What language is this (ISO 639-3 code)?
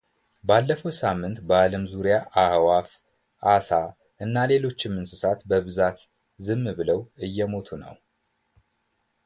amh